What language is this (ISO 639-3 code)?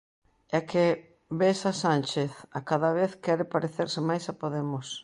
glg